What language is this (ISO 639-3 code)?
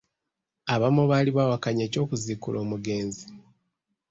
lug